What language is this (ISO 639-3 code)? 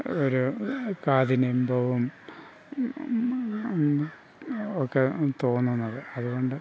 mal